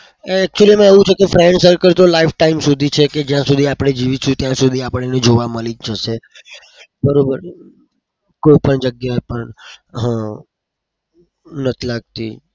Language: Gujarati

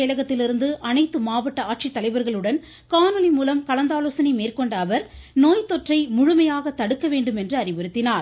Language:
Tamil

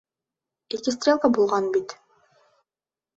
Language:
Bashkir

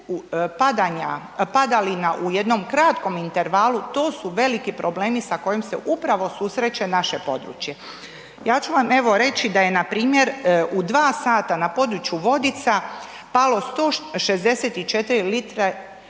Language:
Croatian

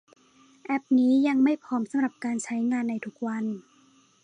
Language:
Thai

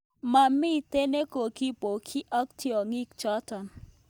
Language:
Kalenjin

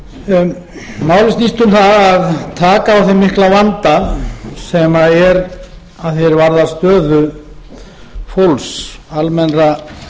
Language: Icelandic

